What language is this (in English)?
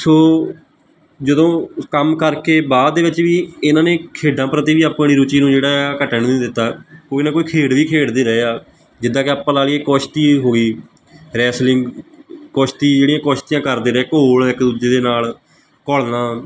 Punjabi